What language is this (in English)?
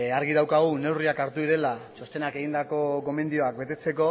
Basque